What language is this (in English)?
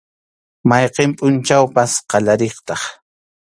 Arequipa-La Unión Quechua